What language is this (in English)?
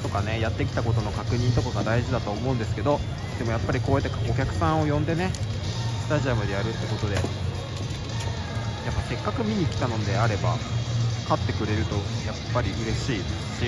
Japanese